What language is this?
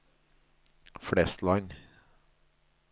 Norwegian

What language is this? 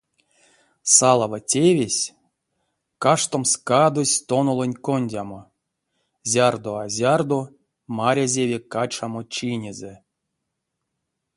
Erzya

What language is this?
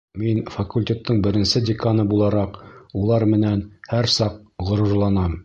Bashkir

